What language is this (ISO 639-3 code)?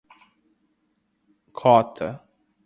por